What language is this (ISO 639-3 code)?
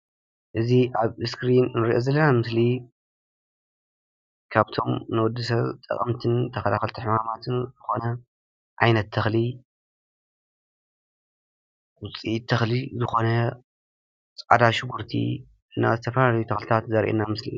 tir